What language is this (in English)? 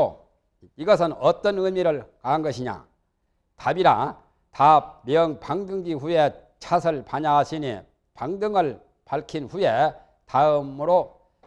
Korean